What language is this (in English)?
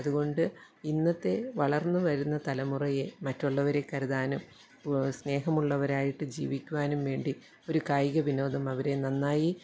Malayalam